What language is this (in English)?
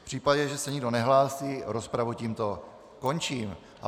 Czech